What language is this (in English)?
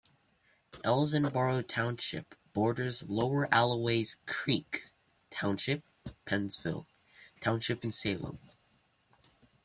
English